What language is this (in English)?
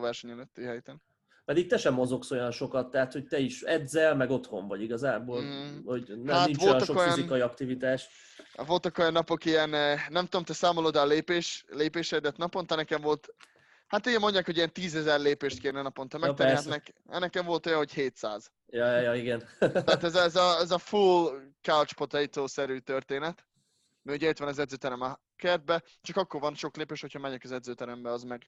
Hungarian